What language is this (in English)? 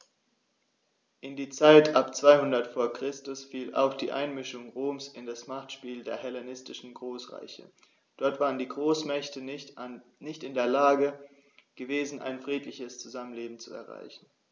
German